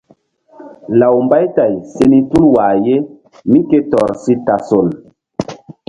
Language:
Mbum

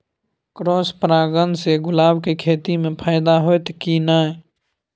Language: Maithili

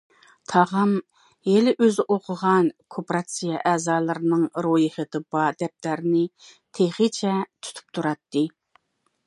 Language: Uyghur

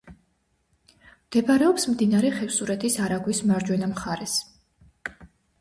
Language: Georgian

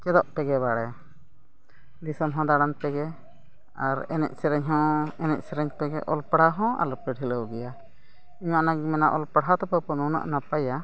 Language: Santali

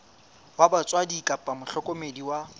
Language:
Southern Sotho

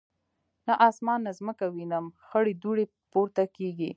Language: Pashto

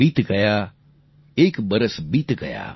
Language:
Gujarati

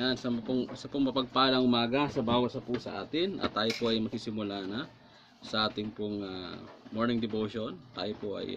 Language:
Filipino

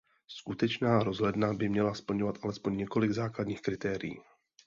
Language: Czech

